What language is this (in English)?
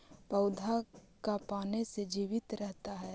Magahi